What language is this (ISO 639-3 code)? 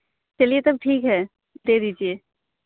hin